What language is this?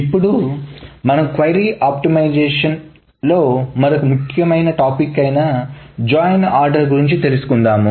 Telugu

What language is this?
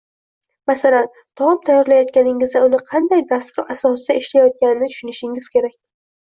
Uzbek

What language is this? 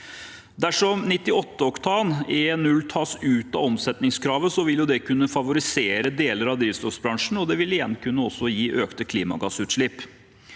Norwegian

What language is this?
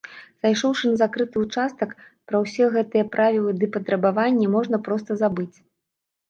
Belarusian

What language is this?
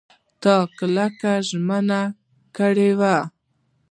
Pashto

